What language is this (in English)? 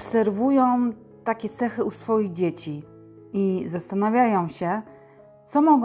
Polish